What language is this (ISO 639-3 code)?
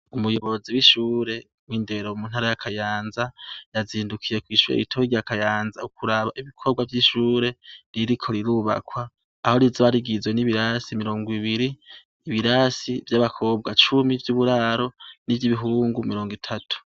run